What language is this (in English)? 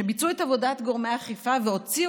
Hebrew